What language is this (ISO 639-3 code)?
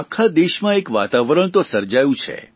guj